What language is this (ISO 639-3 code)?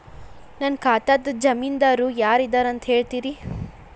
kan